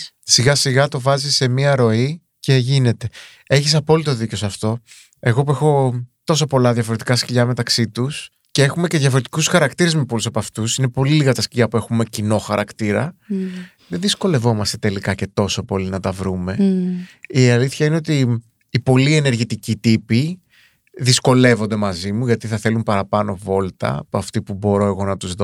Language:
Greek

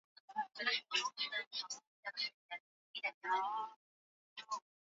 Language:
Swahili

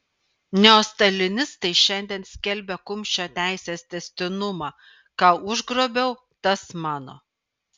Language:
Lithuanian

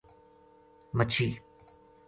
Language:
Gujari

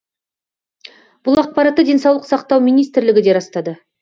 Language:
Kazakh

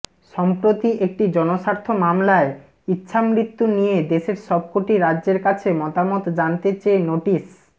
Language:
Bangla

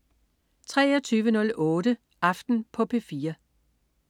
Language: Danish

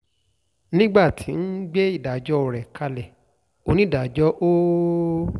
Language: Yoruba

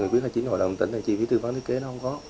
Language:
Vietnamese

